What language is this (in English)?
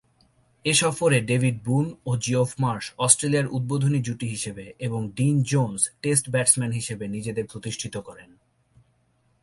Bangla